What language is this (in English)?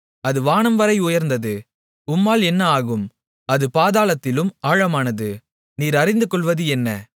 Tamil